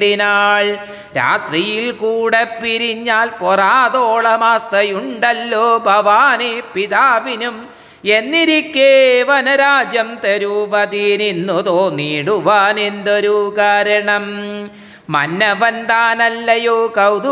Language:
Malayalam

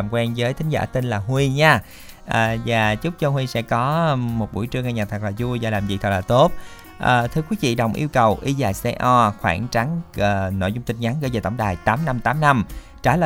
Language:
Vietnamese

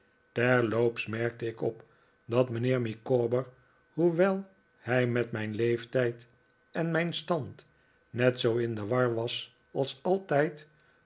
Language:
Dutch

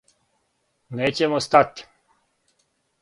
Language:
Serbian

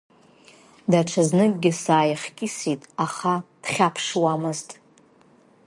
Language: Abkhazian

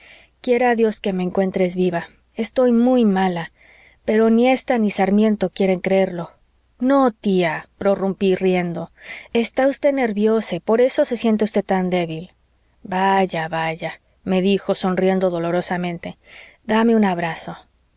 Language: Spanish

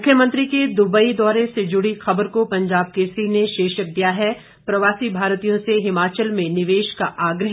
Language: Hindi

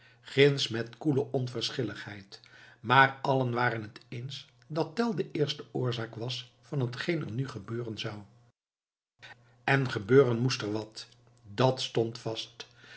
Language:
Dutch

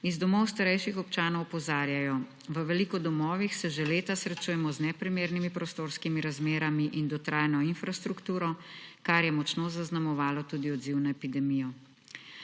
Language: Slovenian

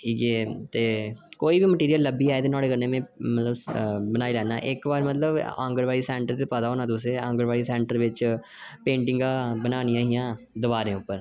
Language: Dogri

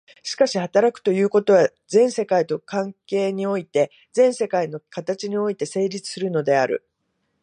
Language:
Japanese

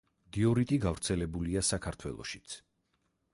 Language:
Georgian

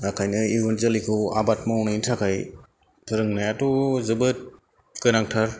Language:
Bodo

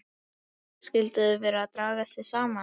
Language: Icelandic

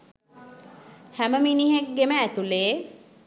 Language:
Sinhala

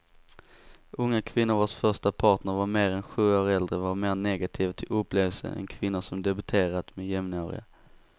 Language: Swedish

